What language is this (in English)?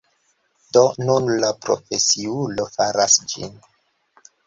Esperanto